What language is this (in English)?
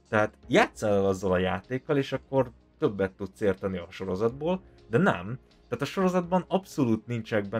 Hungarian